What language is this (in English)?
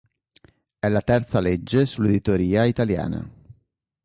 Italian